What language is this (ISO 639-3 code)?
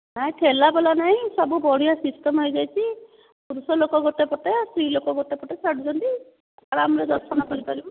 ori